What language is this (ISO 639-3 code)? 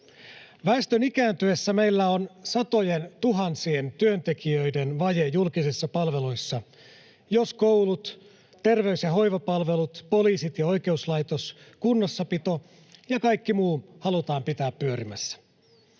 fin